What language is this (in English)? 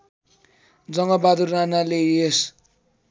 Nepali